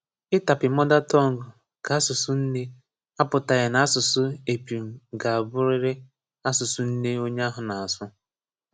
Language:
Igbo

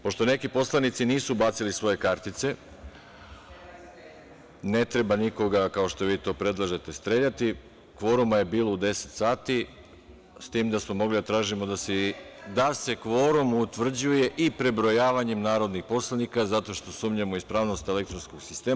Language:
Serbian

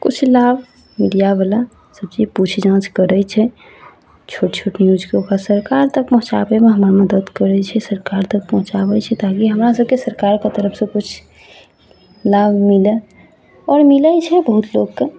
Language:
Maithili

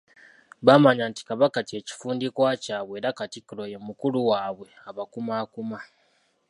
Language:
Ganda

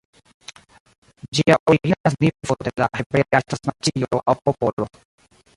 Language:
Esperanto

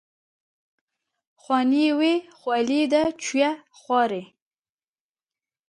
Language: Kurdish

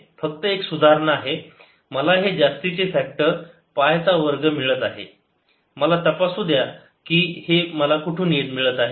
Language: Marathi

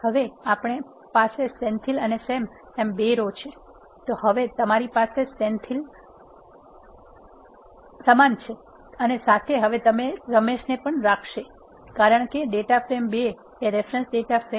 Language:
Gujarati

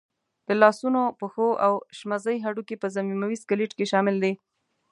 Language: Pashto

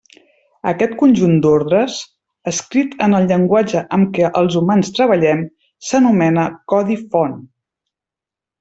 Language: Catalan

